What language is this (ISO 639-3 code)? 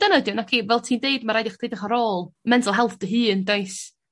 cym